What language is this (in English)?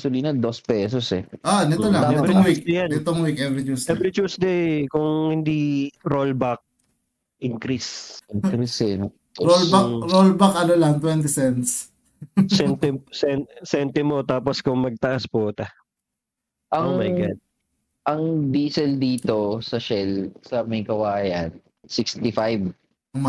Filipino